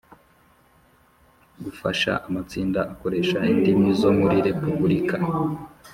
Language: Kinyarwanda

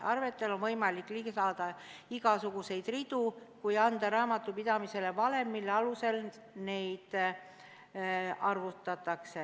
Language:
Estonian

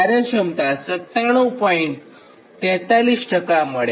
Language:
Gujarati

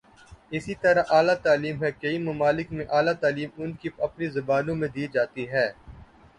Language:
Urdu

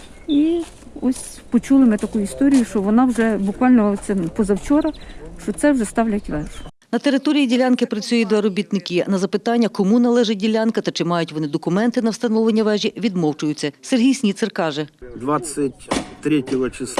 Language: Ukrainian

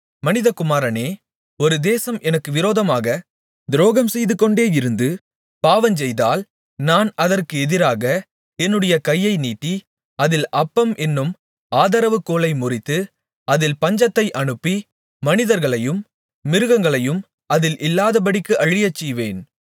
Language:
Tamil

